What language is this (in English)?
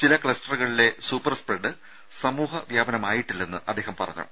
Malayalam